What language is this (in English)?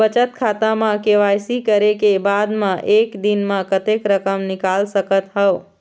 Chhattisgarhi